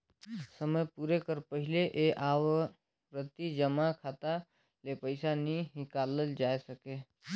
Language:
Chhattisgarhi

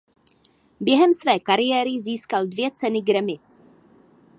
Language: Czech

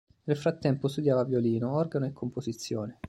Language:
Italian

